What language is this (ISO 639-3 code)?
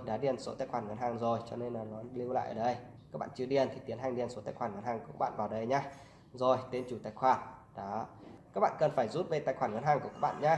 vie